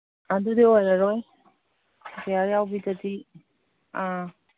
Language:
Manipuri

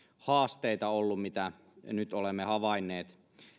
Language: Finnish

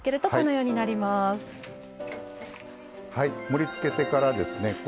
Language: Japanese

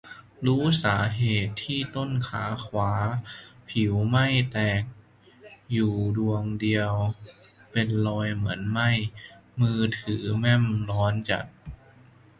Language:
Thai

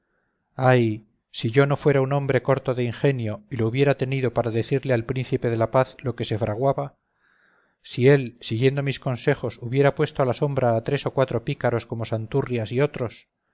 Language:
Spanish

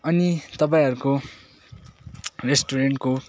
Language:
Nepali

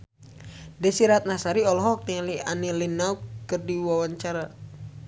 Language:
Sundanese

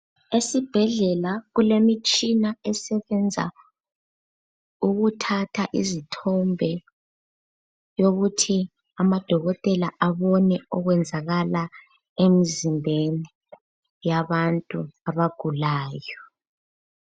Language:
North Ndebele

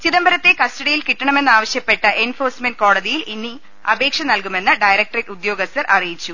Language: Malayalam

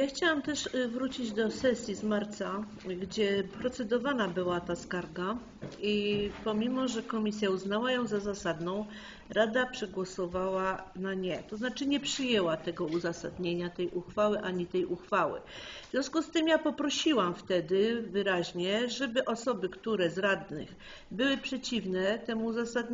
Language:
Polish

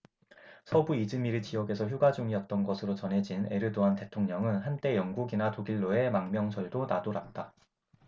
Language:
Korean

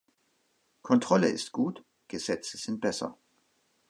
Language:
German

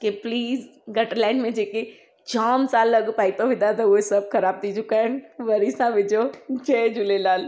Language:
Sindhi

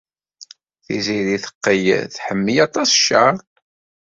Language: Kabyle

